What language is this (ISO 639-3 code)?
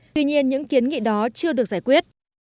vie